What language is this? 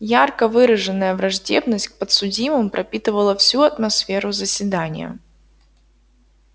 Russian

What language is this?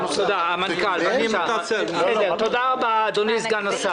Hebrew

